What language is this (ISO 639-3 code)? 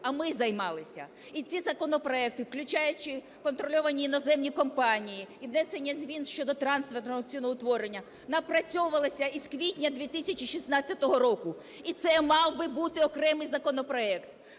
ukr